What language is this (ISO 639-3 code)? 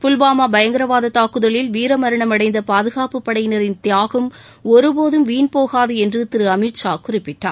tam